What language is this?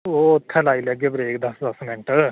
Dogri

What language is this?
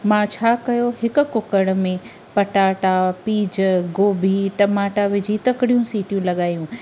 Sindhi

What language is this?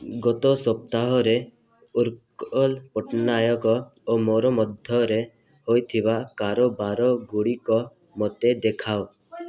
Odia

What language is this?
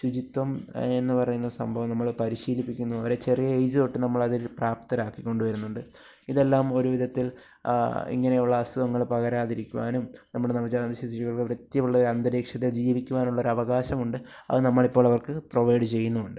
Malayalam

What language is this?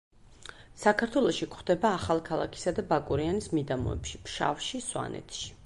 Georgian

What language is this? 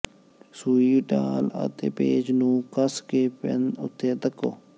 Punjabi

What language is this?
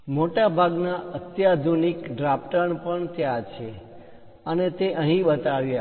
Gujarati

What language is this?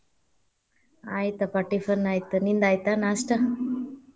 Kannada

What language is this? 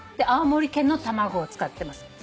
Japanese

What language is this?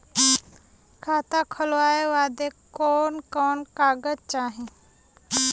Bhojpuri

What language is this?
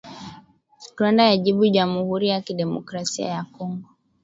Swahili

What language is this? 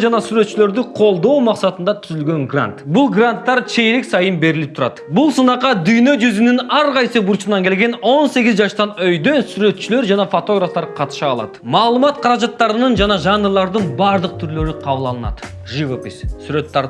Turkish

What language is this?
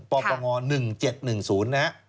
Thai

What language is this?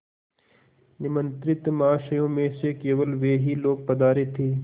Hindi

